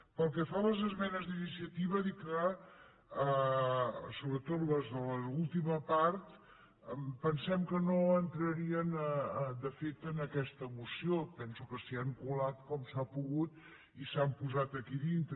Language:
Catalan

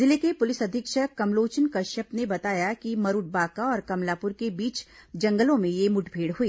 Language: Hindi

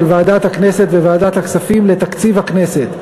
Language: Hebrew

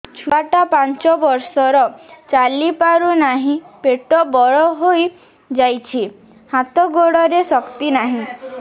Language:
Odia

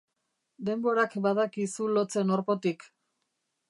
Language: Basque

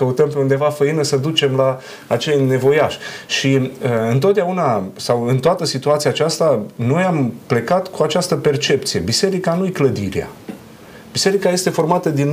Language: Romanian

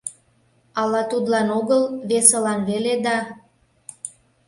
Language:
Mari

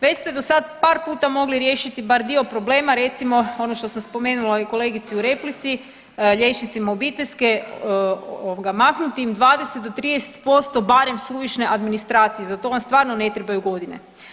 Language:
Croatian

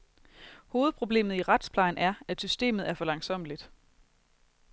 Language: Danish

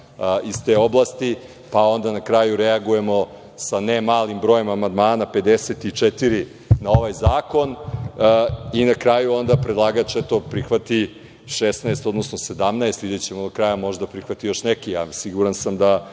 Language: Serbian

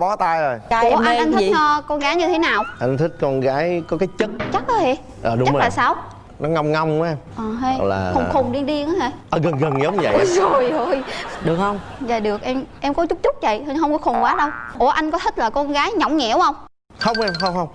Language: Vietnamese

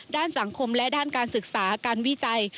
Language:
Thai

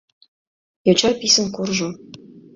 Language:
Mari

